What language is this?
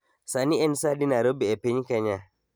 Luo (Kenya and Tanzania)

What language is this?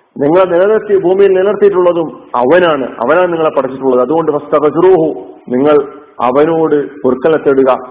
Malayalam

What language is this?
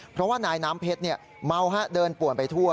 Thai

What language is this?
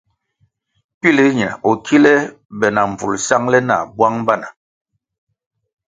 Kwasio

